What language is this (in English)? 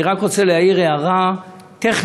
Hebrew